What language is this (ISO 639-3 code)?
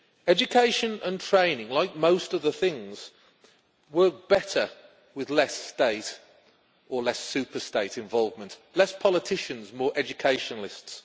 eng